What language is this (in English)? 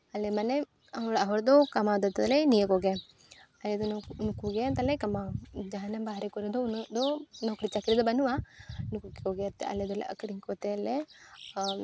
Santali